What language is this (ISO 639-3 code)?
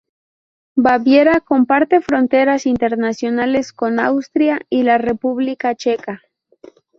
spa